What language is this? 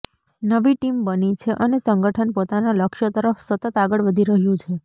Gujarati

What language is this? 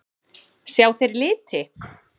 Icelandic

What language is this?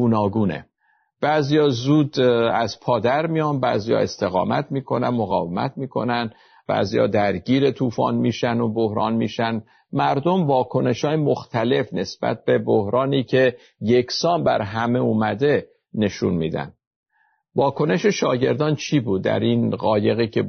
Persian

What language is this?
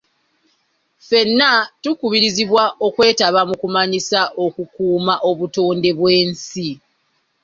Ganda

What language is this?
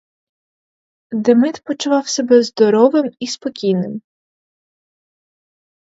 Ukrainian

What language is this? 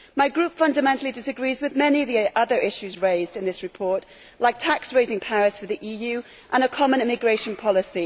English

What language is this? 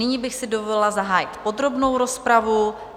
Czech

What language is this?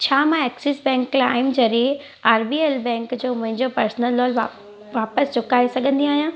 Sindhi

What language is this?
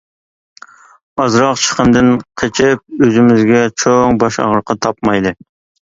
Uyghur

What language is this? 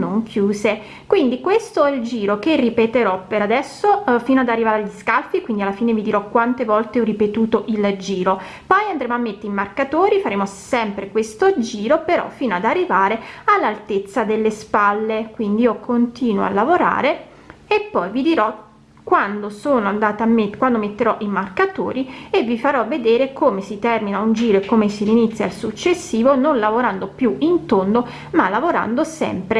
Italian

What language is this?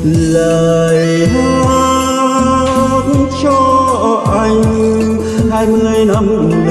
Vietnamese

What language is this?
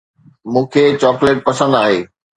Sindhi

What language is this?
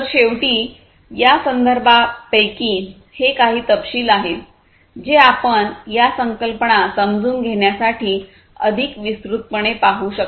Marathi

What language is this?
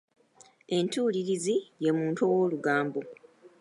Ganda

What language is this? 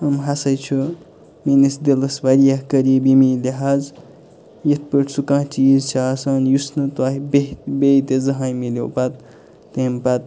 Kashmiri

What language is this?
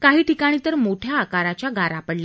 Marathi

